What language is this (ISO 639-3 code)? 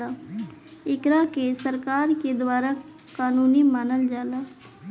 bho